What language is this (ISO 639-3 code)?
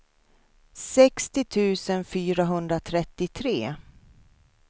swe